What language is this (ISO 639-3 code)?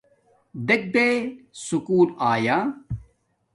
dmk